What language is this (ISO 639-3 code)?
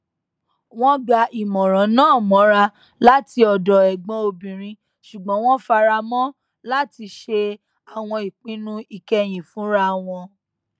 yor